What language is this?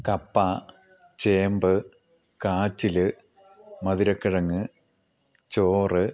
Malayalam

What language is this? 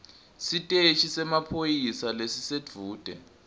Swati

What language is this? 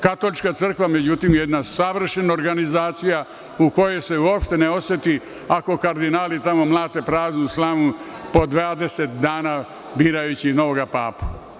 Serbian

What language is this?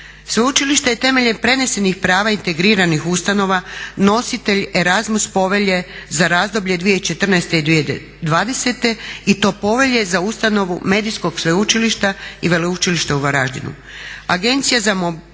Croatian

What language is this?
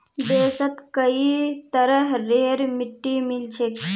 Magahi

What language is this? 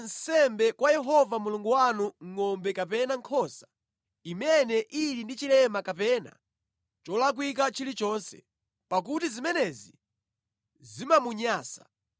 Nyanja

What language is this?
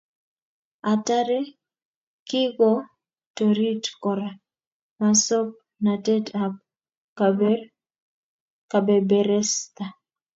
Kalenjin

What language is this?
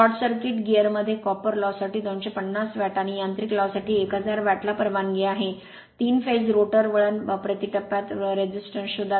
Marathi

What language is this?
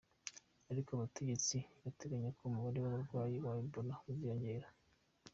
Kinyarwanda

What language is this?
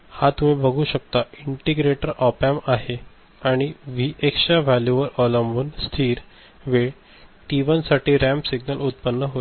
Marathi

